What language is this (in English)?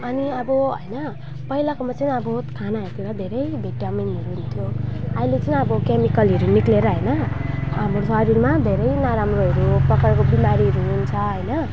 Nepali